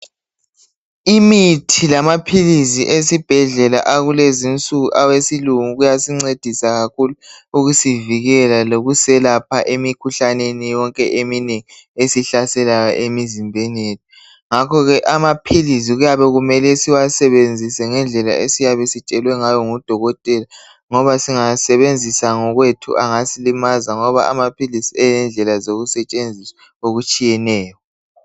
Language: North Ndebele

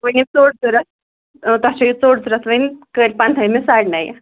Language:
Kashmiri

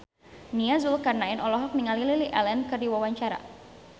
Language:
Sundanese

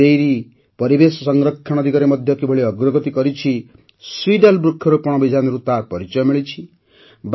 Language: Odia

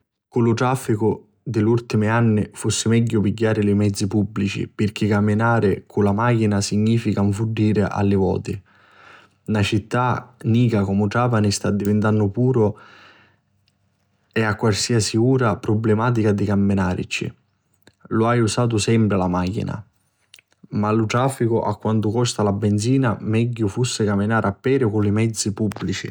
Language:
Sicilian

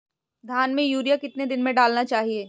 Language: Hindi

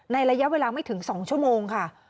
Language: Thai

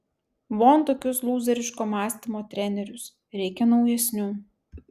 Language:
Lithuanian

